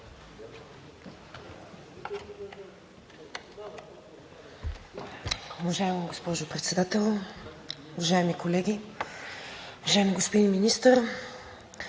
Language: Bulgarian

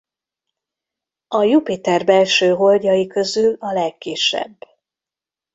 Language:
Hungarian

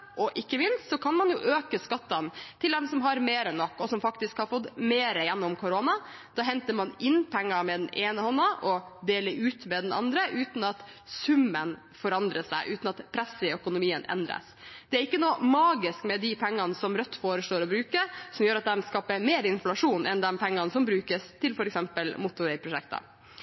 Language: Norwegian Bokmål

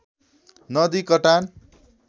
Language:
Nepali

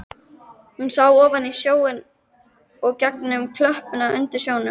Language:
Icelandic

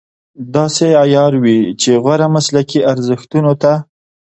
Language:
Pashto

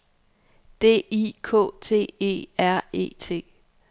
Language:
Danish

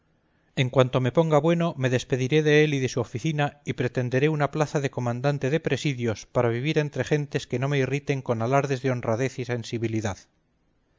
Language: Spanish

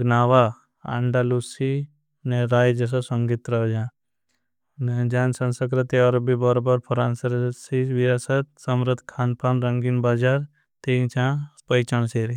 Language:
Bhili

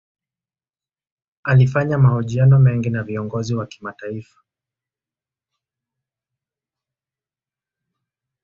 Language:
Swahili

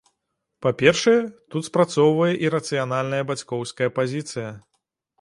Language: Belarusian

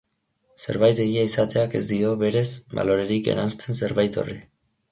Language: Basque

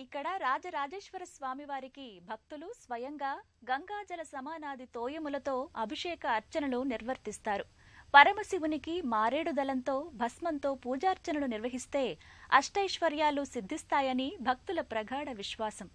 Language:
Telugu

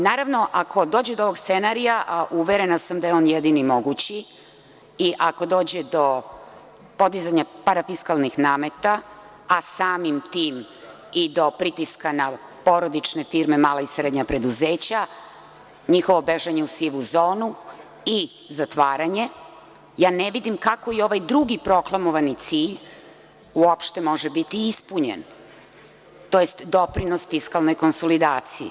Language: Serbian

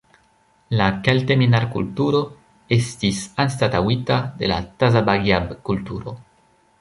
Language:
Esperanto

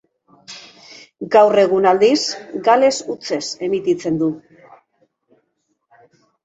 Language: Basque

